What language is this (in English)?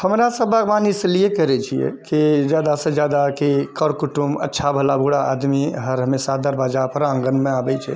Maithili